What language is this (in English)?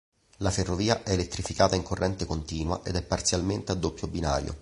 Italian